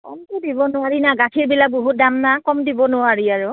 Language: Assamese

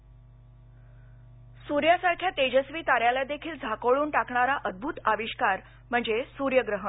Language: Marathi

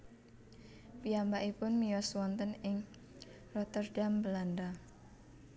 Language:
Javanese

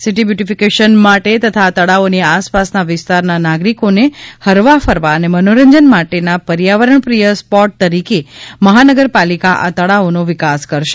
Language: Gujarati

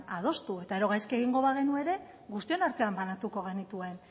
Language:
Basque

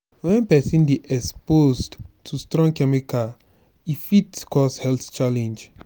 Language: Nigerian Pidgin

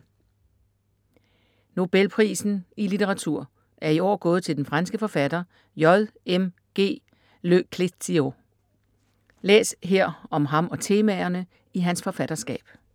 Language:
Danish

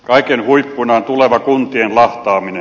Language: Finnish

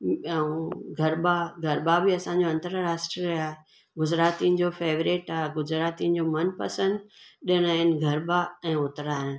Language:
Sindhi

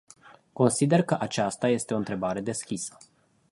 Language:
Romanian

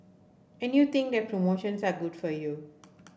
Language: English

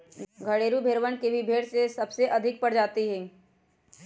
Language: Magahi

